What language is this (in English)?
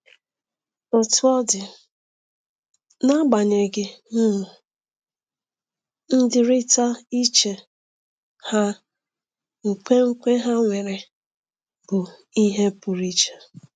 Igbo